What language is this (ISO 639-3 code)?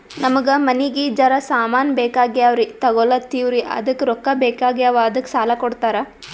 kan